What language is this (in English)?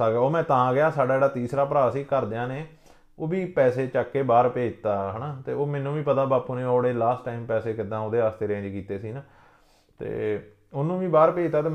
Punjabi